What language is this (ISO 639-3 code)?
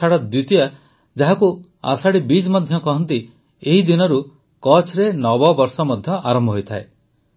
ori